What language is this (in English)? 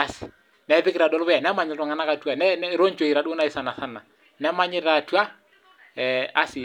Masai